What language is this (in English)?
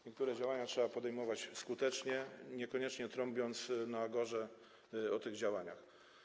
Polish